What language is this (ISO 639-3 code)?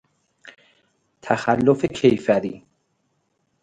fas